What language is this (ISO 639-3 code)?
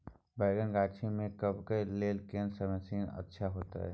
mai